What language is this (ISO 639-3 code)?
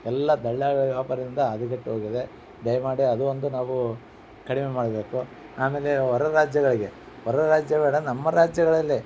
kan